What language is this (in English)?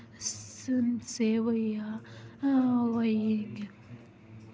Dogri